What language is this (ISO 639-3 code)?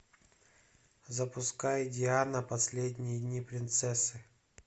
rus